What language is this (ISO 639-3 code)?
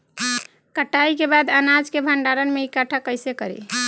bho